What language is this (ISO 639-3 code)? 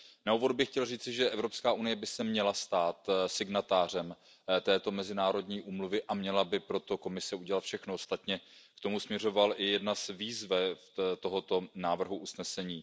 ces